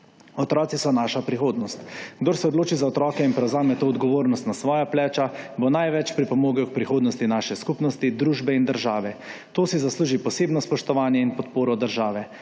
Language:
Slovenian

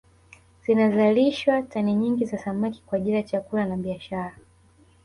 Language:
Swahili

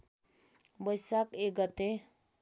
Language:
Nepali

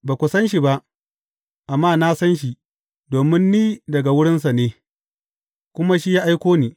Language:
Hausa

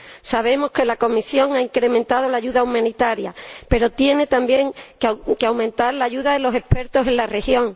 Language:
Spanish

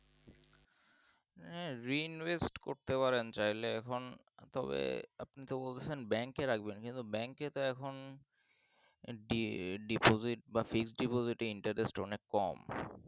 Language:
Bangla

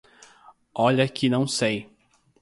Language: Portuguese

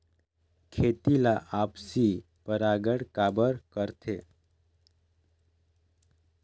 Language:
Chhattisgarhi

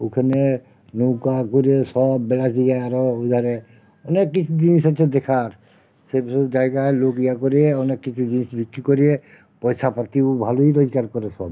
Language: Bangla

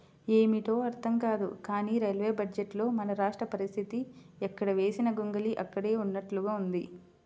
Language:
Telugu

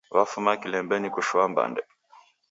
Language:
Taita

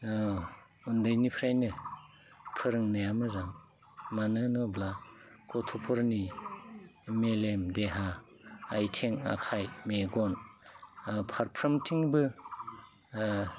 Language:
Bodo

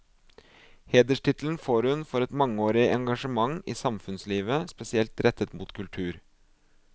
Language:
Norwegian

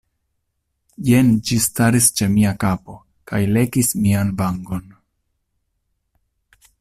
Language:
Esperanto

